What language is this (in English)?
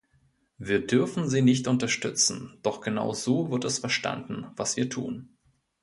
German